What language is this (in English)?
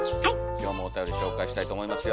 Japanese